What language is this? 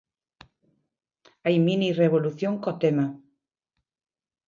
Galician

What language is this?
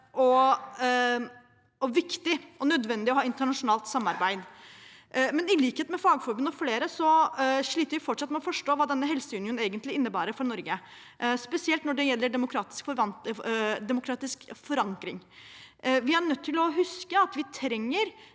Norwegian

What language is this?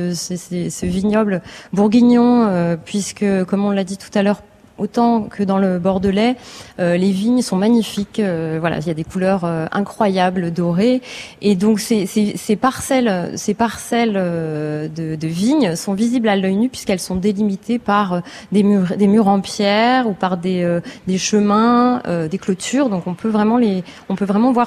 French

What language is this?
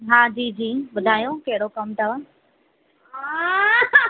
Sindhi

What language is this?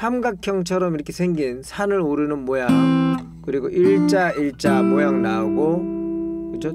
Korean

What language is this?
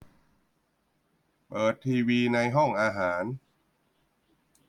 Thai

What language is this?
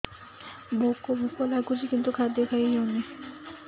Odia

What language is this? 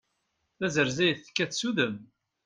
Kabyle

